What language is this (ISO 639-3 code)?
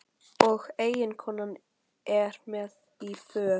isl